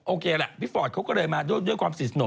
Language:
Thai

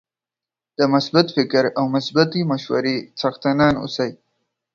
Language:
Pashto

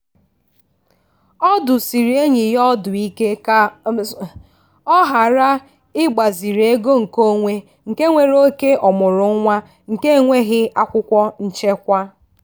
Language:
Igbo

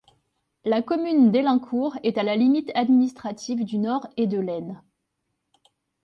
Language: French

